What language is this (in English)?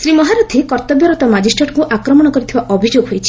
Odia